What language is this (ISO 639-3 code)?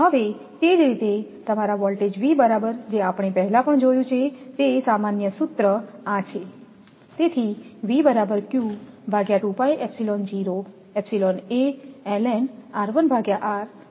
guj